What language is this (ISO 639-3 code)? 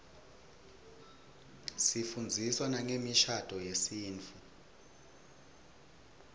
ssw